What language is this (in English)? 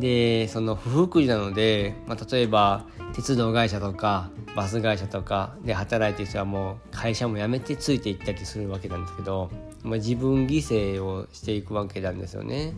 Japanese